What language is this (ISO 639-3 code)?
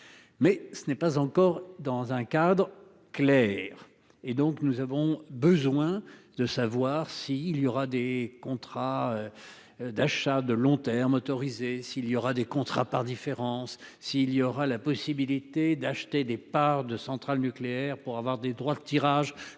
fra